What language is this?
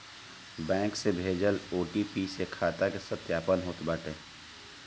Bhojpuri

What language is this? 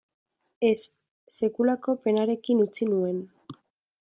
Basque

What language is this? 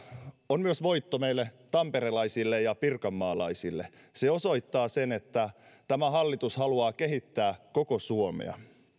Finnish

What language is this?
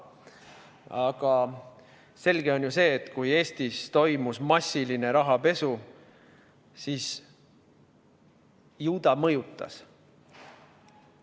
Estonian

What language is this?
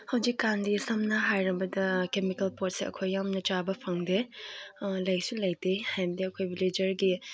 Manipuri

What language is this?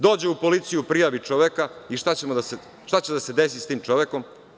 Serbian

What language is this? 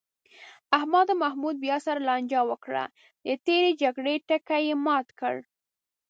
Pashto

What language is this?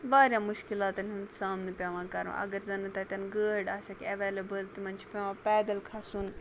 Kashmiri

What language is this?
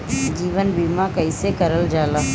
Bhojpuri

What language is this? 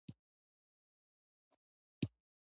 Pashto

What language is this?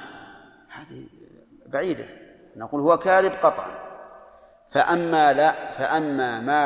Arabic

